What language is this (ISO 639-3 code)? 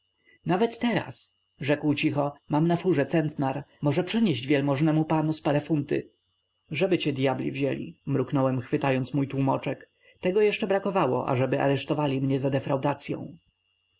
pol